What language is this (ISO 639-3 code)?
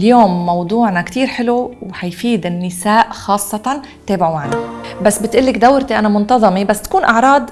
ara